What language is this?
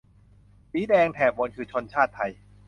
Thai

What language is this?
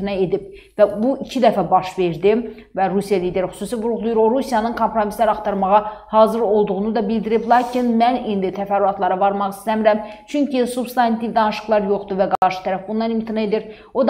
Turkish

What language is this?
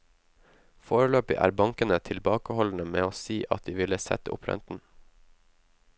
Norwegian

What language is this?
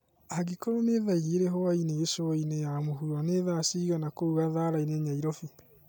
Kikuyu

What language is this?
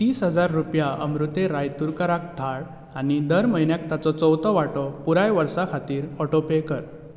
Konkani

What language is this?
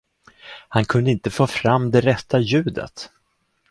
Swedish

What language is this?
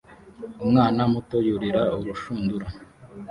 Kinyarwanda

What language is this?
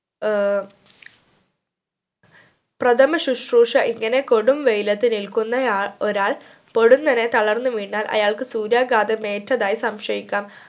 Malayalam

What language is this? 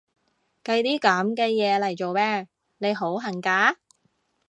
Cantonese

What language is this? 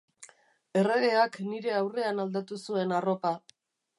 Basque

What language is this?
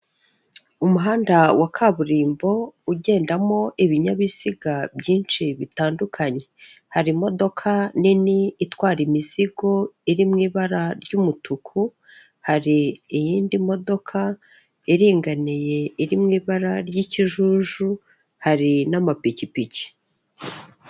Kinyarwanda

